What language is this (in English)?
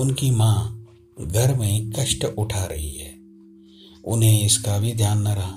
Hindi